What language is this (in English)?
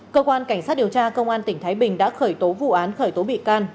Vietnamese